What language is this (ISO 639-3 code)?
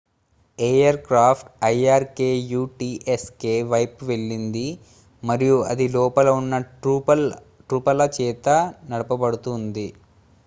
tel